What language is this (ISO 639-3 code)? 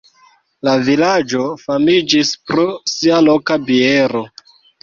epo